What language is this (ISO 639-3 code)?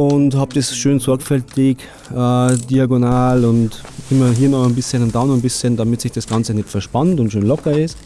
deu